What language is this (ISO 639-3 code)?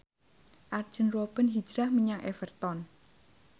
jav